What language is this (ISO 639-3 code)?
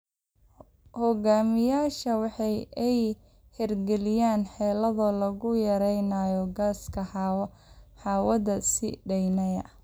som